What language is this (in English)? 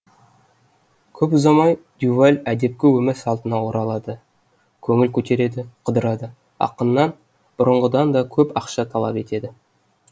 Kazakh